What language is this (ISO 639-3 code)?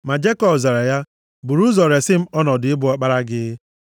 ibo